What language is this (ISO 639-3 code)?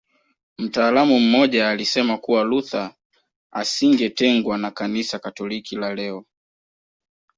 swa